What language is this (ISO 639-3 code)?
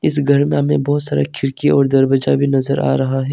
hin